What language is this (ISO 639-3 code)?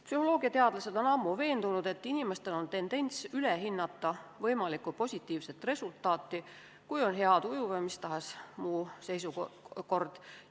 est